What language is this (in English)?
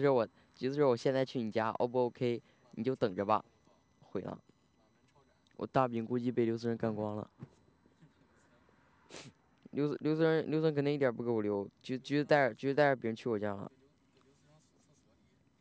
Chinese